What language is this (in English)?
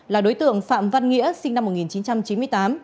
Vietnamese